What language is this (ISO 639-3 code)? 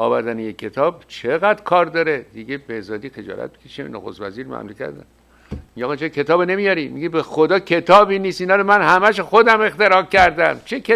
fas